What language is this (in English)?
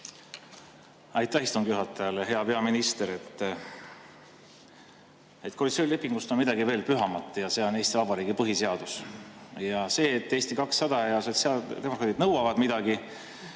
Estonian